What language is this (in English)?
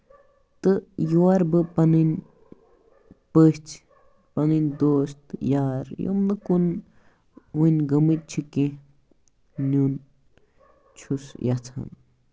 Kashmiri